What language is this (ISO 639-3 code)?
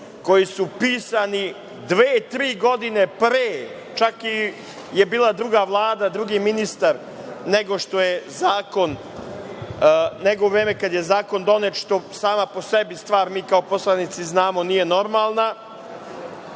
srp